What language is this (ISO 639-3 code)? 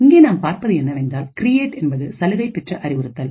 tam